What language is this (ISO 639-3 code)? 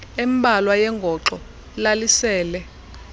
xho